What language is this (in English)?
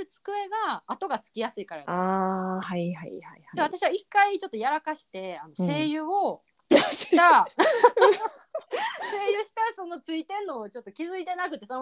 Japanese